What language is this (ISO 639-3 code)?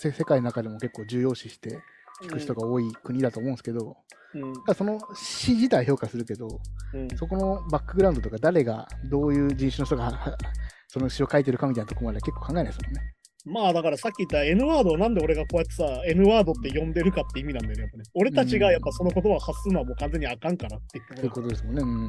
jpn